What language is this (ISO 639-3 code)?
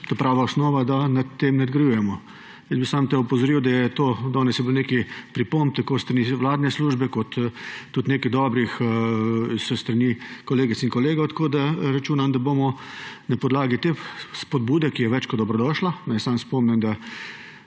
slv